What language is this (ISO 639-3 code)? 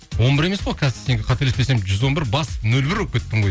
kaz